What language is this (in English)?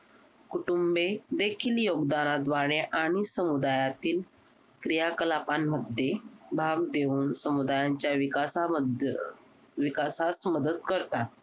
Marathi